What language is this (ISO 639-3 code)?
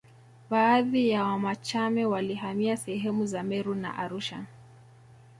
swa